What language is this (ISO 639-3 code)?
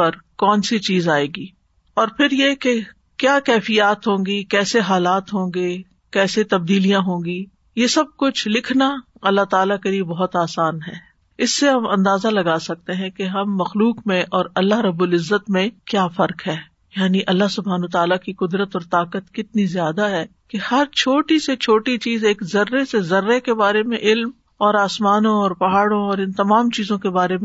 urd